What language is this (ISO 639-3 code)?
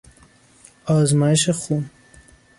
fas